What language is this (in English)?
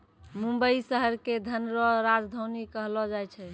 Maithili